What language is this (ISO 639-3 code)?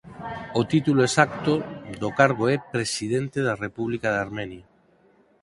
glg